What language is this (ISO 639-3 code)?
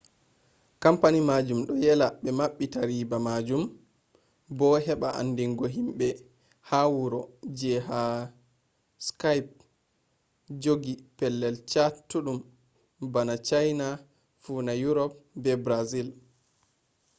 ful